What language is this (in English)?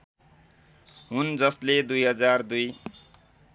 Nepali